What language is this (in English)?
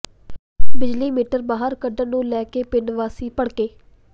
Punjabi